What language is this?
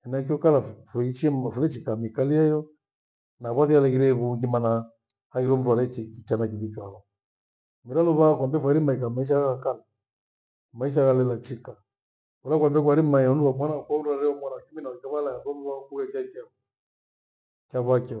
Gweno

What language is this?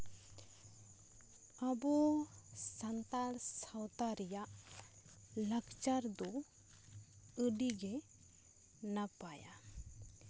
Santali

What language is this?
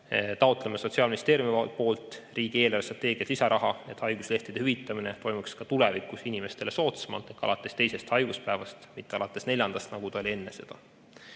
Estonian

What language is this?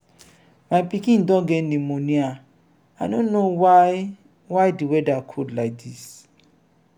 Nigerian Pidgin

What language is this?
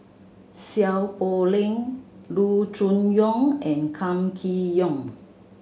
English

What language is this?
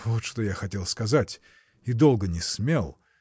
Russian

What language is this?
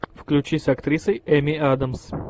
Russian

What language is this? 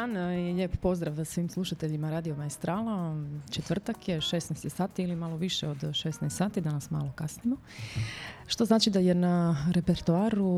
Croatian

